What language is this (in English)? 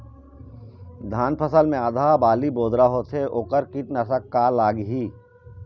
Chhattisgarhi